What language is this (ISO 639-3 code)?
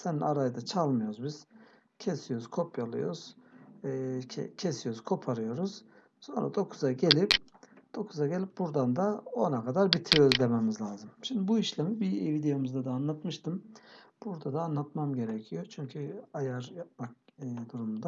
tur